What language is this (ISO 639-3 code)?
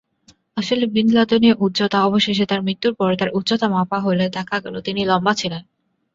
ben